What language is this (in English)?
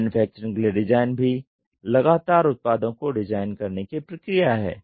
Hindi